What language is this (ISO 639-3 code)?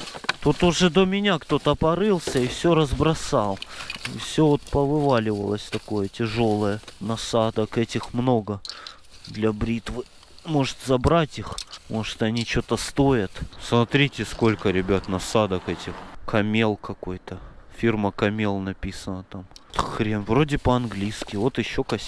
rus